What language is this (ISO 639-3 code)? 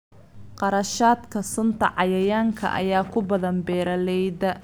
som